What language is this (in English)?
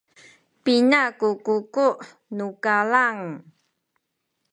Sakizaya